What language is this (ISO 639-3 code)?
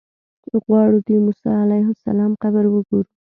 pus